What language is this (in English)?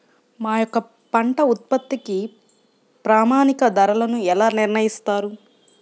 Telugu